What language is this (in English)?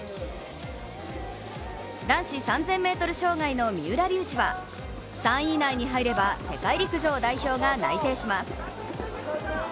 Japanese